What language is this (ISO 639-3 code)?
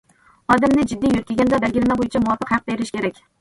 uig